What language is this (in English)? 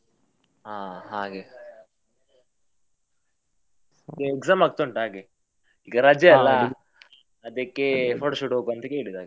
Kannada